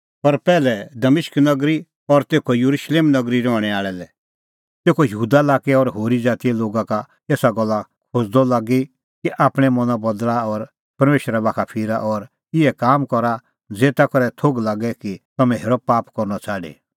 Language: Kullu Pahari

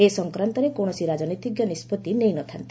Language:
Odia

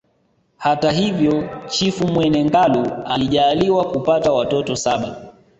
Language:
Swahili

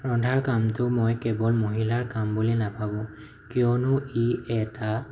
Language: Assamese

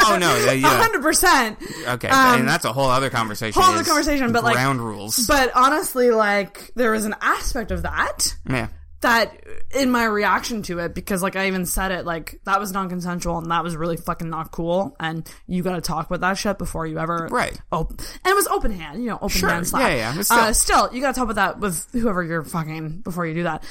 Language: English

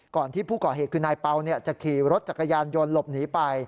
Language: Thai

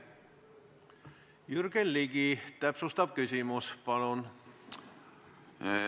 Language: Estonian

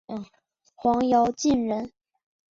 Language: Chinese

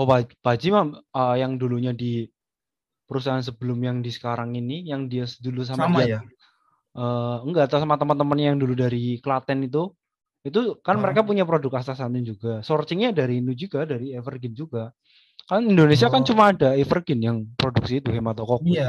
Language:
Indonesian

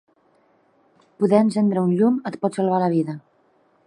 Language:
Catalan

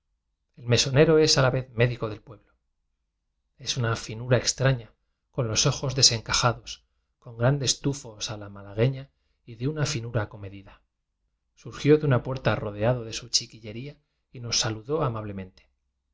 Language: Spanish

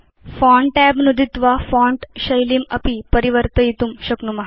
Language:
Sanskrit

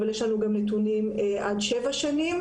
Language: Hebrew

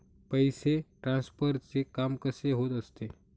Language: Marathi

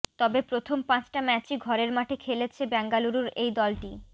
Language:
Bangla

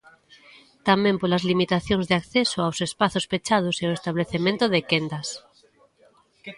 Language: Galician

